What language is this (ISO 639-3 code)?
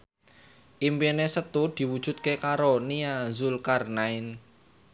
jav